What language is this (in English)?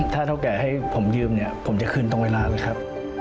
Thai